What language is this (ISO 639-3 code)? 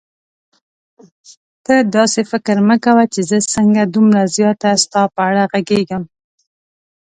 pus